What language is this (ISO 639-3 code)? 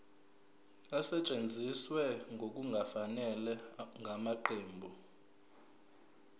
zul